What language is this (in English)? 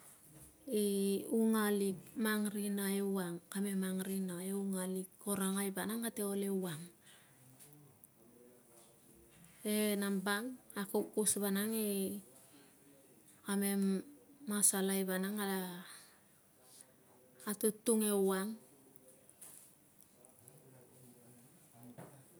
Tungag